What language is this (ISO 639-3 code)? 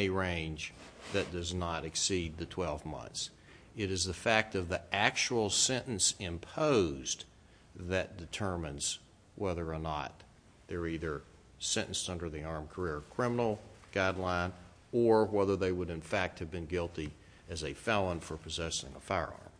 eng